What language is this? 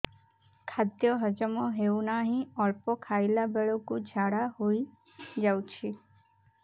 Odia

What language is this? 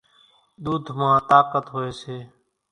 Kachi Koli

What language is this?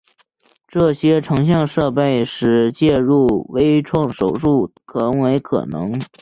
Chinese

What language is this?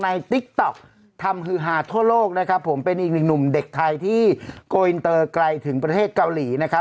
Thai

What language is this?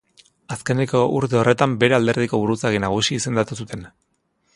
Basque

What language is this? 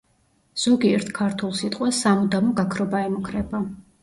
Georgian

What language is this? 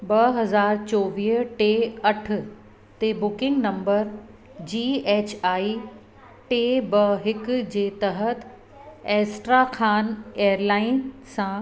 Sindhi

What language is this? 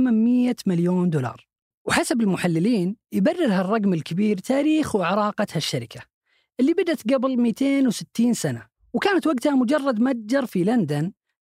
Arabic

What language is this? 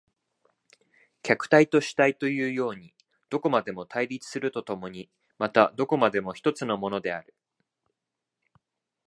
Japanese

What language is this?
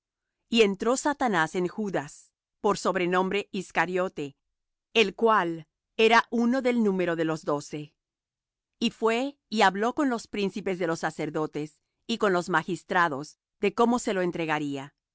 Spanish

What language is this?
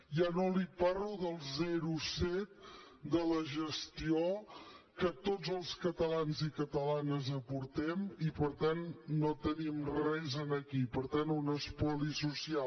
Catalan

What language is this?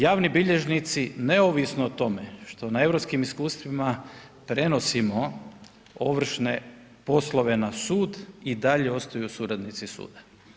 Croatian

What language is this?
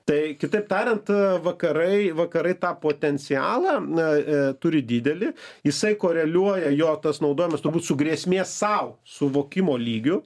Lithuanian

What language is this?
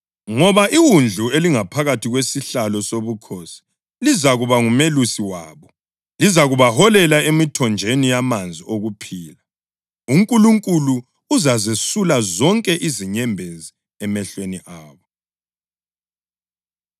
North Ndebele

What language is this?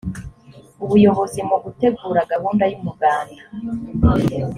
Kinyarwanda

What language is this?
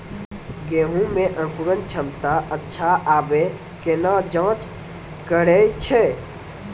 Maithili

